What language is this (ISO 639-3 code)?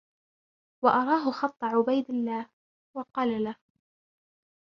ara